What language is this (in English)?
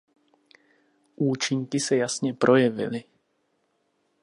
Czech